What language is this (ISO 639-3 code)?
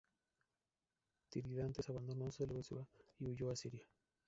spa